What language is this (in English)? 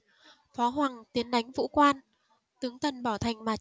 Vietnamese